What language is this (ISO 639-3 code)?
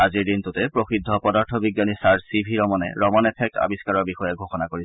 asm